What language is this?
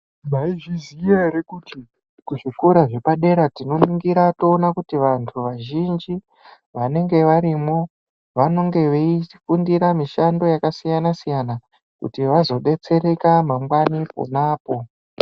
Ndau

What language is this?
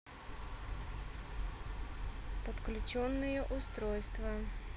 Russian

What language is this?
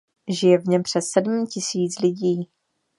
Czech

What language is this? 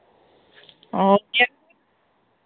Santali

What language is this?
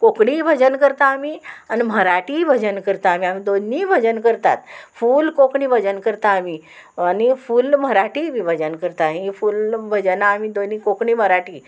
Konkani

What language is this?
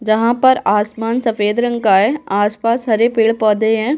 Hindi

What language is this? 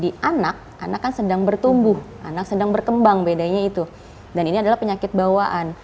Indonesian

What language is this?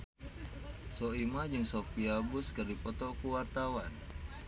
Sundanese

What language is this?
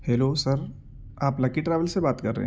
Urdu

